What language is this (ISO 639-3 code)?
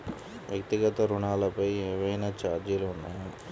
tel